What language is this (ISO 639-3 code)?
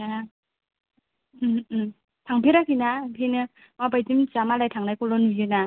brx